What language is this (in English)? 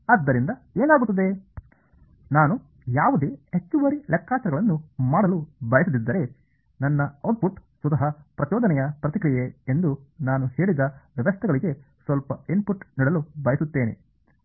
Kannada